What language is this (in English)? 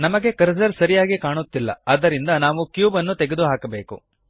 Kannada